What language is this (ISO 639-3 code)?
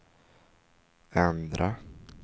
swe